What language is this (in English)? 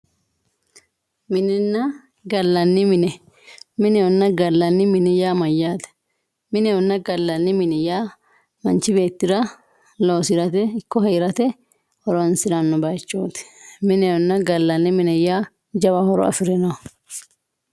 Sidamo